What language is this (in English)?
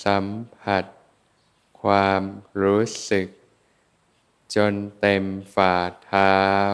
Thai